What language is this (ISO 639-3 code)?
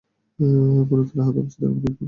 ben